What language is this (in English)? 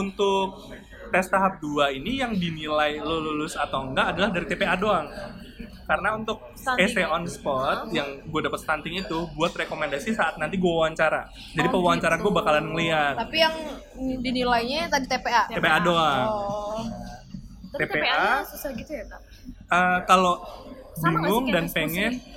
Indonesian